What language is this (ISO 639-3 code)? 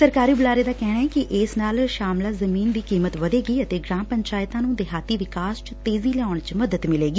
pan